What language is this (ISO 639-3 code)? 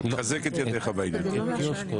heb